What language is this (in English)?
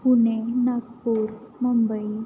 Marathi